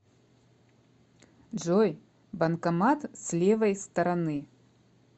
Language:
Russian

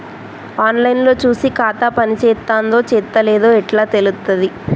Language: Telugu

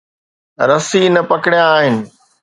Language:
Sindhi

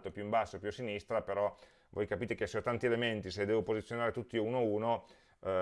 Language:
Italian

